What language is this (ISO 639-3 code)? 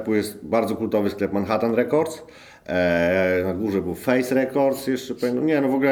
pol